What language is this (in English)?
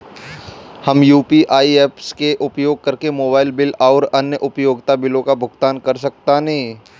Bhojpuri